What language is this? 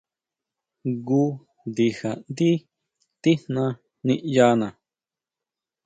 Huautla Mazatec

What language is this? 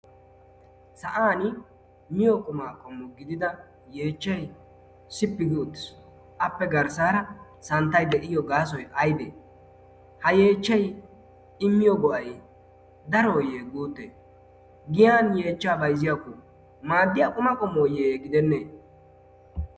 Wolaytta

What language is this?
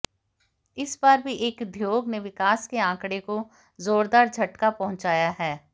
Hindi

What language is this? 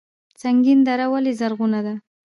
Pashto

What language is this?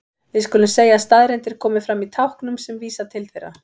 Icelandic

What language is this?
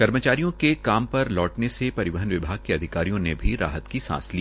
Hindi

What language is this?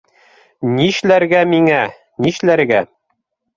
Bashkir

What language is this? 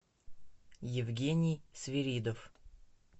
Russian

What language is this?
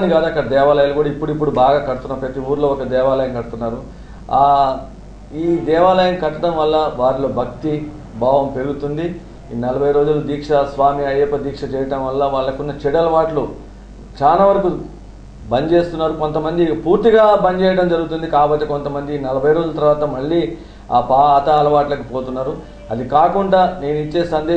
Hindi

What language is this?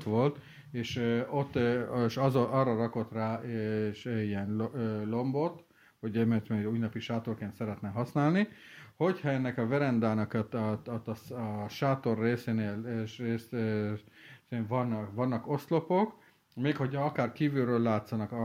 Hungarian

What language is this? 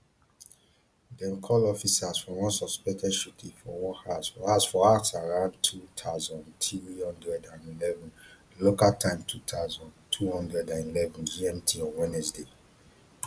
Nigerian Pidgin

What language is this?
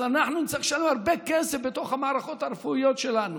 Hebrew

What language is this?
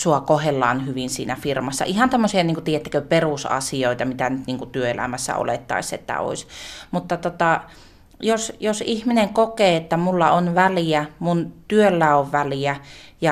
Finnish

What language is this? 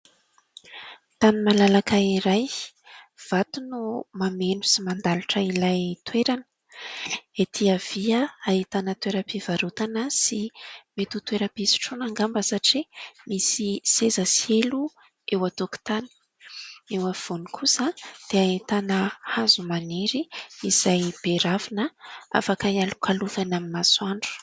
Malagasy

